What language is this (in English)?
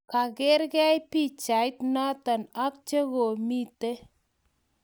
Kalenjin